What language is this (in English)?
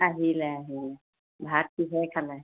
Assamese